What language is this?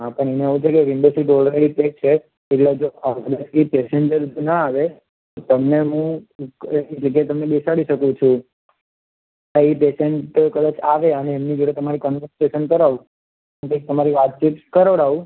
Gujarati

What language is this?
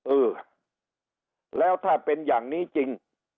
Thai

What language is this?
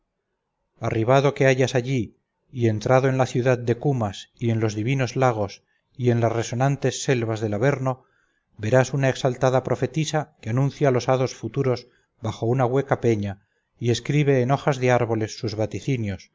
Spanish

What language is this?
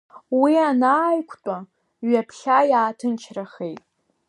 Abkhazian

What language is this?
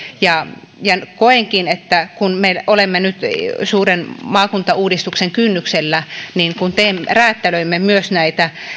Finnish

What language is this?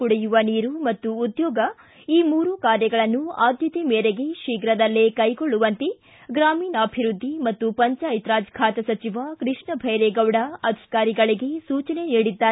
Kannada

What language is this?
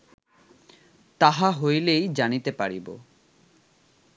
Bangla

